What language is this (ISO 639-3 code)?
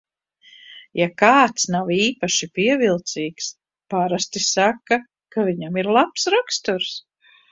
lav